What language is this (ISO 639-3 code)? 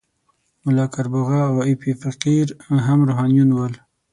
pus